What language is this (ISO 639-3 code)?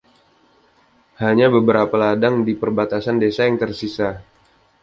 ind